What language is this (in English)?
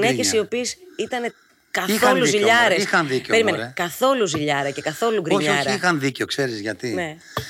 Greek